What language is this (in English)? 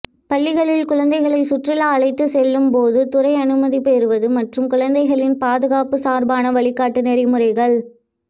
Tamil